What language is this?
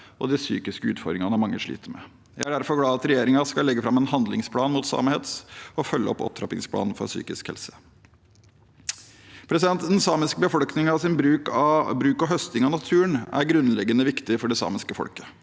Norwegian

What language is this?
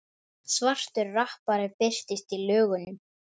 Icelandic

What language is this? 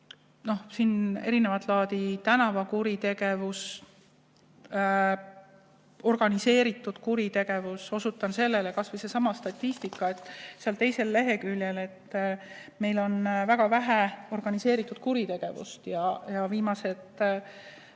Estonian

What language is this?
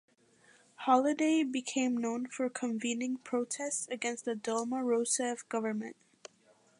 English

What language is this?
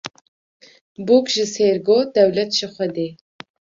Kurdish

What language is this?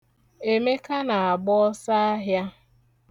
Igbo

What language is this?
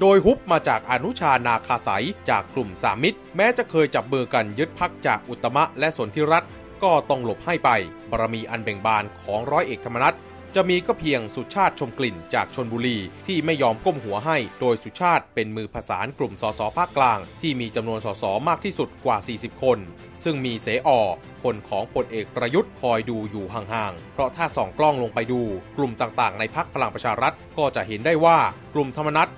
Thai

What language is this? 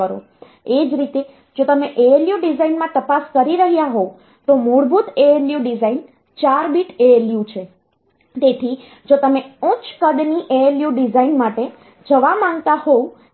Gujarati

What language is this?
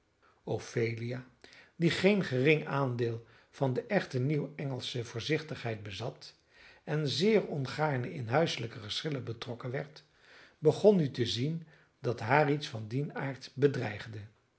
Dutch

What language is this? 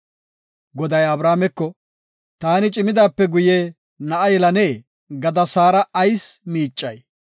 Gofa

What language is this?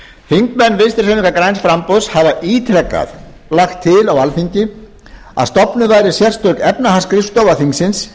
Icelandic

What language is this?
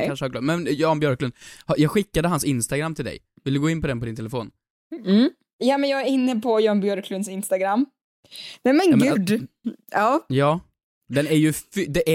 Swedish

